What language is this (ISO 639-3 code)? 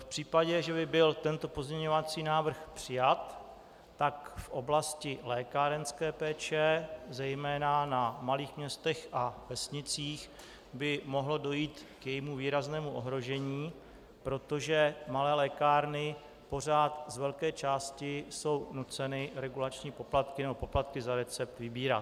ces